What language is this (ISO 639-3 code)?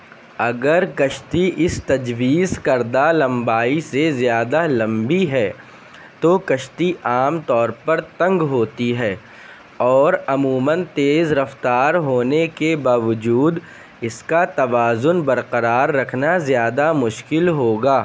urd